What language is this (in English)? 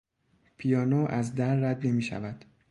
Persian